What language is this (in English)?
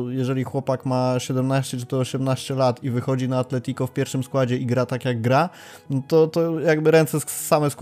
Polish